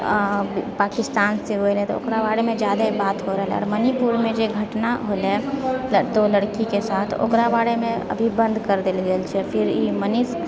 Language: Maithili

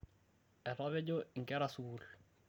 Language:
Masai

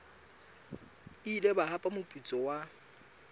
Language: Southern Sotho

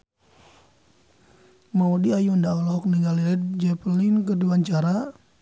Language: Sundanese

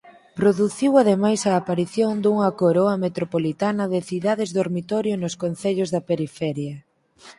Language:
Galician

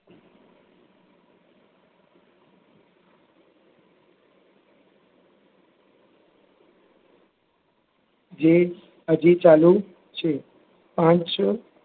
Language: Gujarati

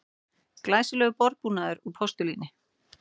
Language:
Icelandic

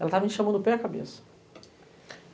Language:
Portuguese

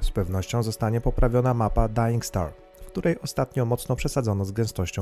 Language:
Polish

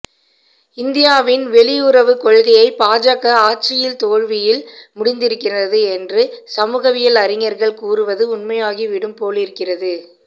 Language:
Tamil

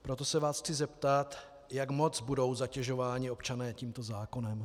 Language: Czech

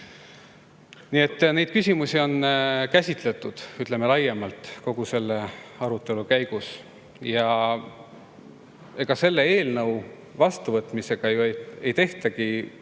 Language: Estonian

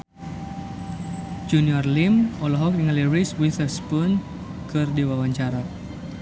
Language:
Sundanese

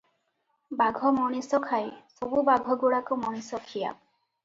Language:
Odia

